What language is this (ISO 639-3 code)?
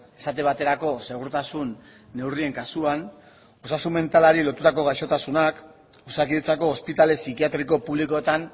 eus